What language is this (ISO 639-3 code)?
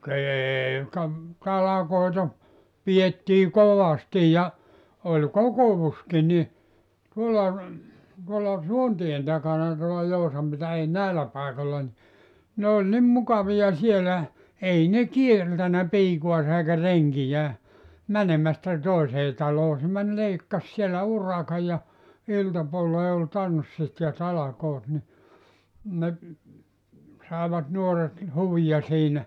fin